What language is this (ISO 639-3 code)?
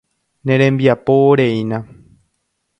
grn